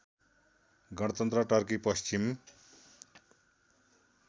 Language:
Nepali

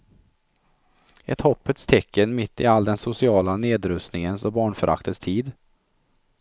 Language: Swedish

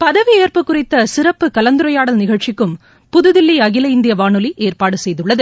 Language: Tamil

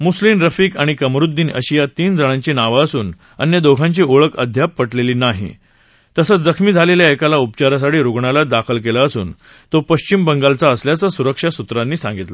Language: Marathi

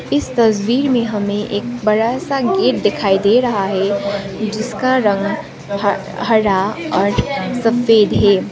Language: Hindi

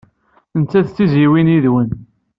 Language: Kabyle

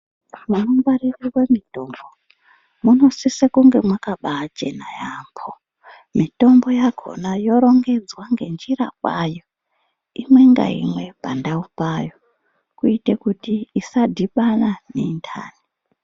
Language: Ndau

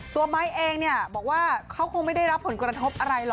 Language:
Thai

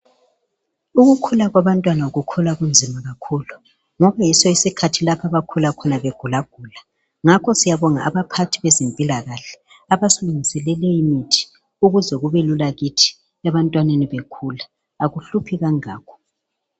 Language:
North Ndebele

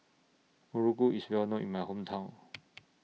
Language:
English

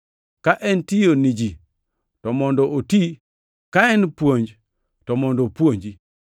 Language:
Luo (Kenya and Tanzania)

